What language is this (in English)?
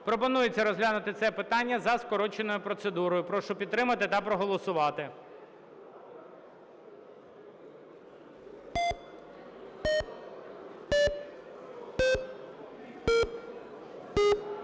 Ukrainian